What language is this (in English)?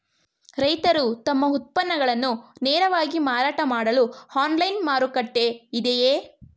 Kannada